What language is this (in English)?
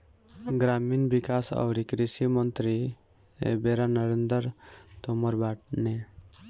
Bhojpuri